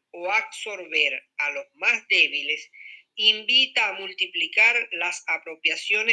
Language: Spanish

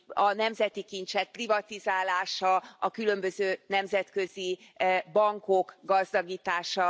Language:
Hungarian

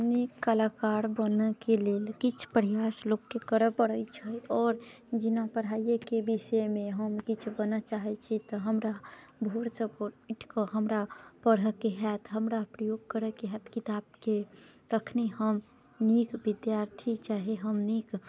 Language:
Maithili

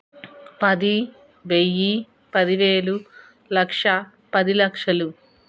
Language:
Telugu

